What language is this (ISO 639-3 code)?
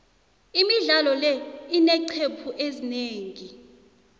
nbl